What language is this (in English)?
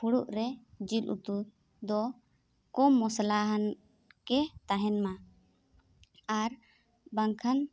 Santali